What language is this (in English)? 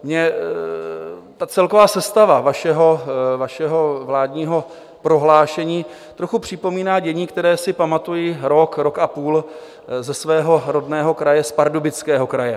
Czech